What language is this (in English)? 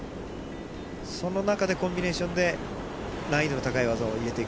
Japanese